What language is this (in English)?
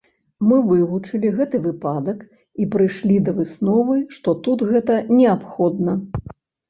Belarusian